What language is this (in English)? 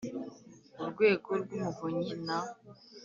Kinyarwanda